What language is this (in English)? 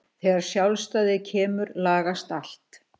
Icelandic